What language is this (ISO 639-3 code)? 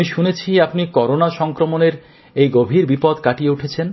ben